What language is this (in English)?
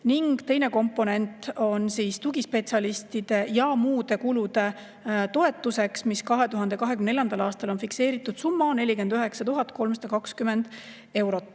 Estonian